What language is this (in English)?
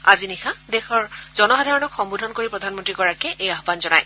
Assamese